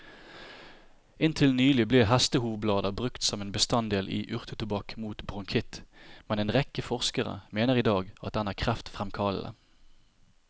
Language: Norwegian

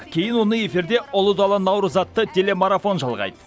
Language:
Kazakh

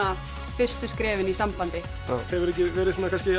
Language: Icelandic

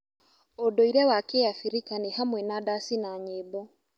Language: Kikuyu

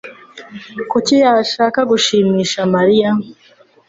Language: Kinyarwanda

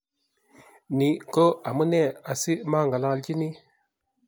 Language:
Kalenjin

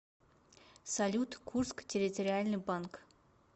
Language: Russian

